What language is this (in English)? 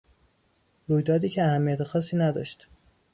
Persian